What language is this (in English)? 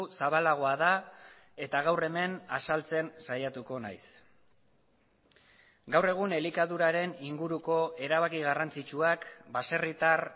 Basque